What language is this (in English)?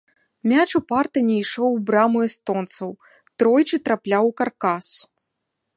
Belarusian